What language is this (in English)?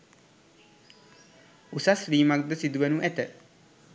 Sinhala